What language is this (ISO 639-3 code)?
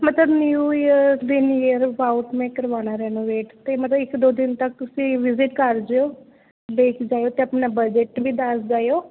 pan